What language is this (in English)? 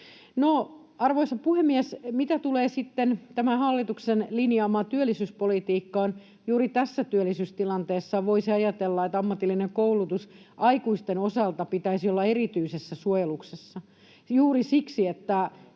Finnish